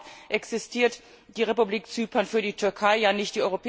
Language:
German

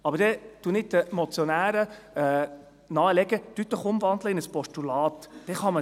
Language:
Swiss German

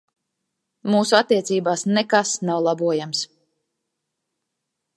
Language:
Latvian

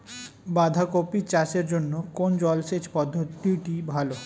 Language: Bangla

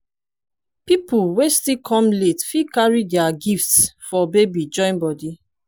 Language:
Nigerian Pidgin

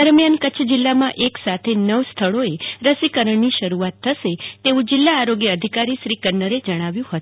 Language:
Gujarati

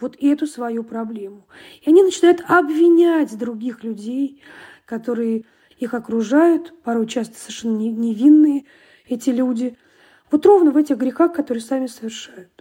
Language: Russian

